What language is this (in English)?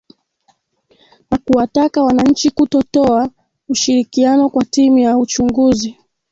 Swahili